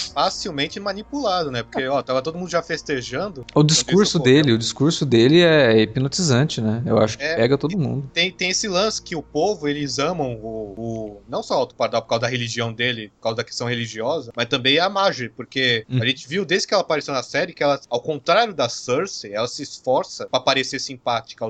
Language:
Portuguese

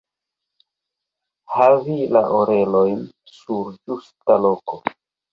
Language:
Esperanto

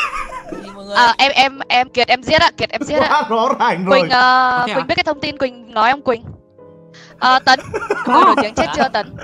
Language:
Vietnamese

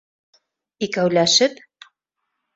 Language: Bashkir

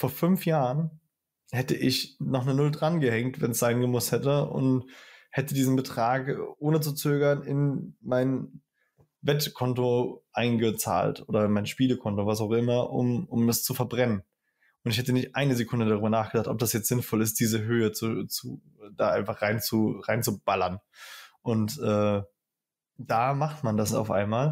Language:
German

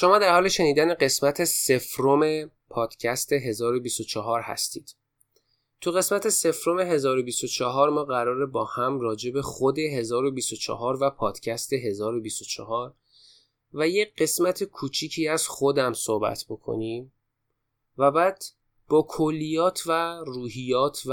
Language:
Persian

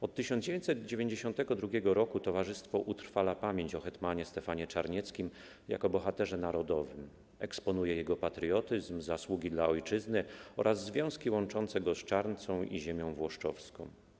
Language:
Polish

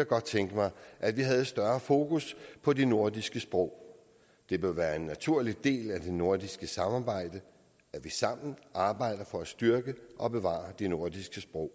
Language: Danish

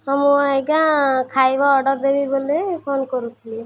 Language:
Odia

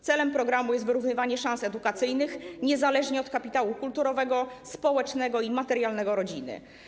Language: Polish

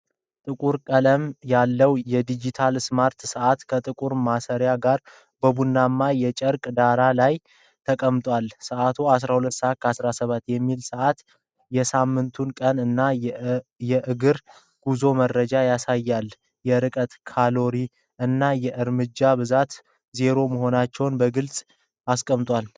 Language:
Amharic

